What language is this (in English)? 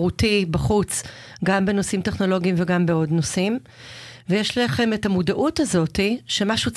Hebrew